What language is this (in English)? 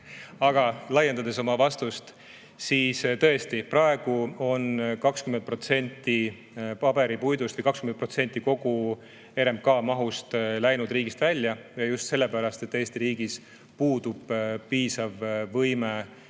Estonian